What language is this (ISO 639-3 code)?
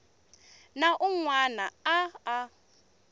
tso